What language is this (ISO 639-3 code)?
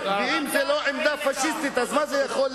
heb